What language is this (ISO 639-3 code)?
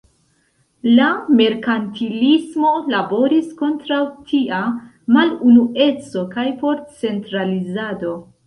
epo